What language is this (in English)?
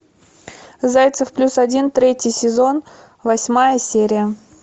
Russian